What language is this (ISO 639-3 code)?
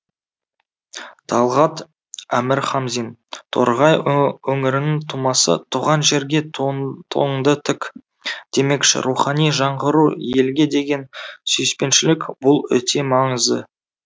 kaz